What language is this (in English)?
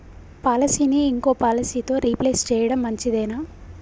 Telugu